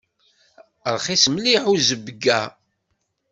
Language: Kabyle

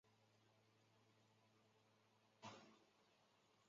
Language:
Chinese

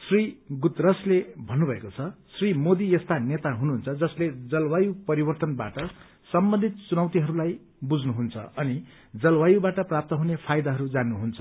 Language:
Nepali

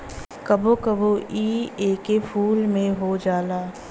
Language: Bhojpuri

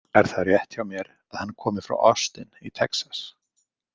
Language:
Icelandic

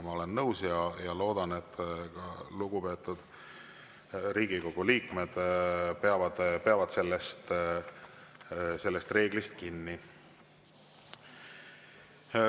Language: Estonian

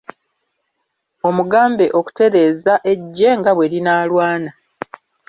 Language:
Ganda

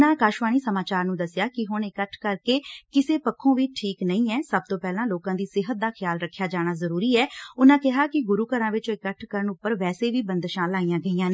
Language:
Punjabi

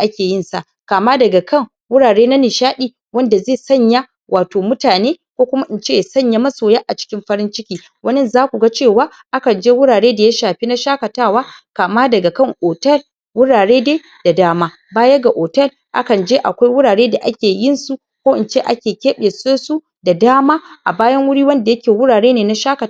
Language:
Hausa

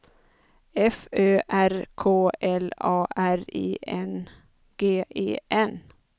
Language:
Swedish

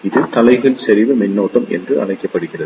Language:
Tamil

